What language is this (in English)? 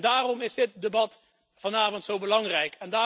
Dutch